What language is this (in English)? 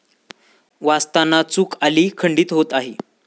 Marathi